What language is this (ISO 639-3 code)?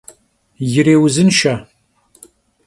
kbd